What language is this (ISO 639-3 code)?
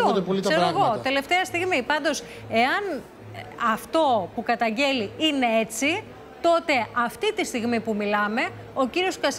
ell